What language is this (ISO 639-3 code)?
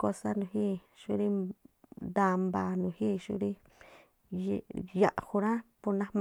tpl